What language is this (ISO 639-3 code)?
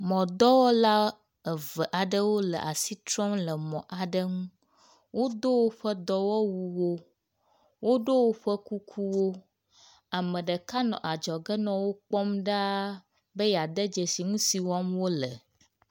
ewe